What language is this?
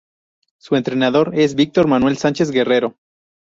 Spanish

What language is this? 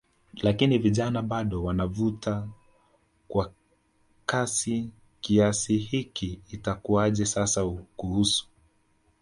Swahili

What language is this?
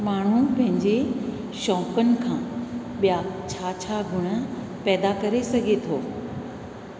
Sindhi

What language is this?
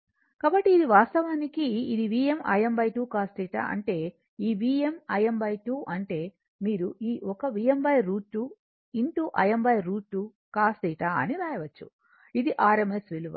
Telugu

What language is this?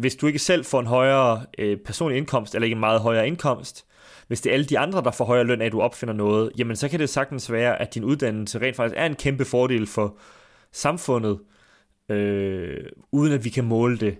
Danish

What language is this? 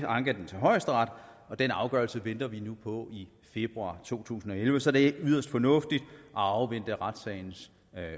Danish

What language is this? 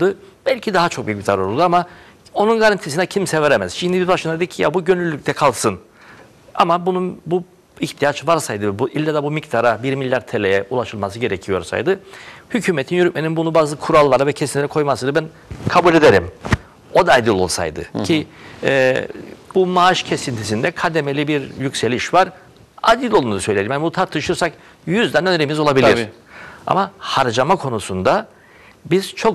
Turkish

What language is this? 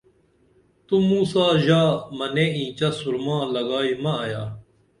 Dameli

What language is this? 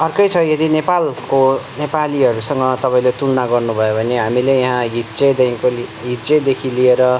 Nepali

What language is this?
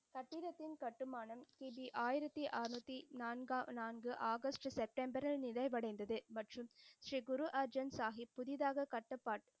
Tamil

